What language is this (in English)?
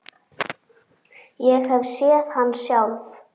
Icelandic